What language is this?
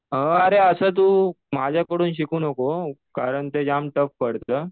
Marathi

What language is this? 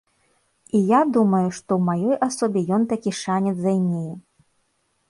Belarusian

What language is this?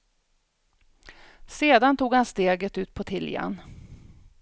Swedish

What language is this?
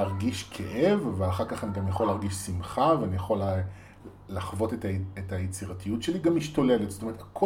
Hebrew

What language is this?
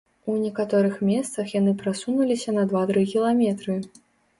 Belarusian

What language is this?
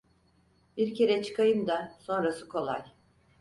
Turkish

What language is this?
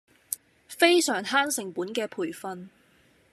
Cantonese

